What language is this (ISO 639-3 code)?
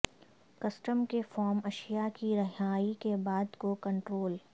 urd